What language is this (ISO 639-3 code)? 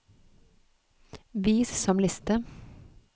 nor